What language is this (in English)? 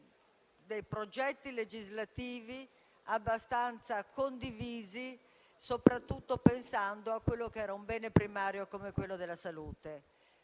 Italian